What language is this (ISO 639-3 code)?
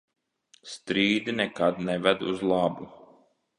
lav